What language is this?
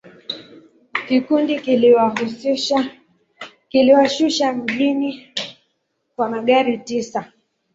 Swahili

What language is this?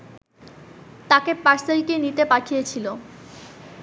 Bangla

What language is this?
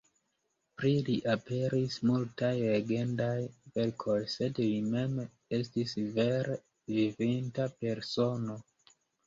Esperanto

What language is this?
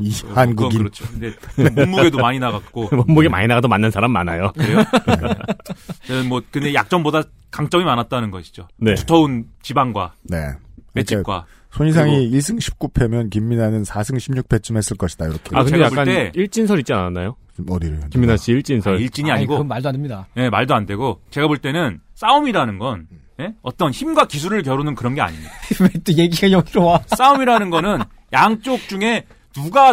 Korean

